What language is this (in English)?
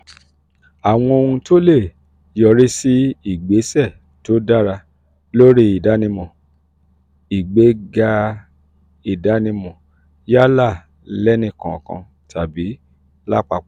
Yoruba